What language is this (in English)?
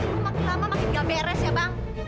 Indonesian